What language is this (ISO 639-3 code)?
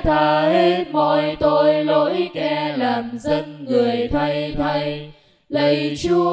vie